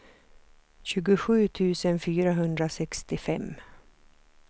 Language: Swedish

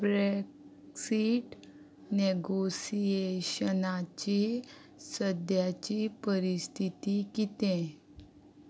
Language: Konkani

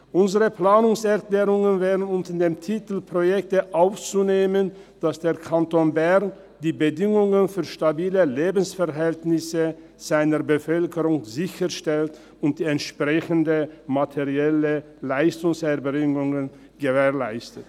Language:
Swiss German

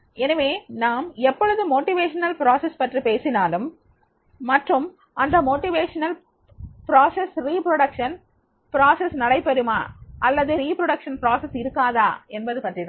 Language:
Tamil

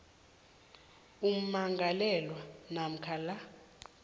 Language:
South Ndebele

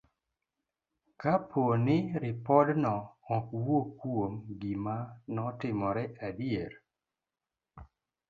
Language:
Luo (Kenya and Tanzania)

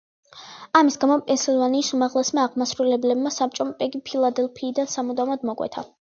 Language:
Georgian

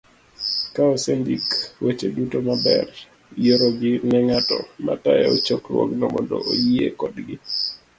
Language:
Luo (Kenya and Tanzania)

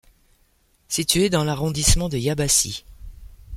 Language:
French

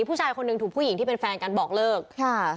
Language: Thai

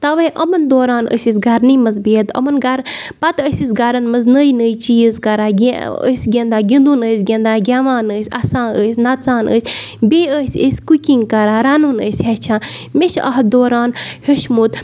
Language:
Kashmiri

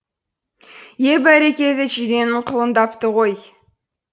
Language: Kazakh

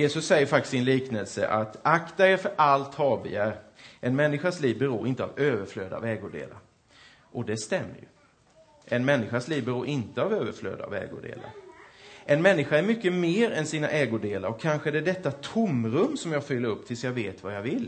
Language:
Swedish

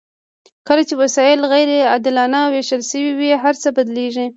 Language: Pashto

